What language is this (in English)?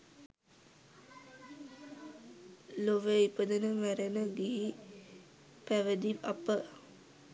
Sinhala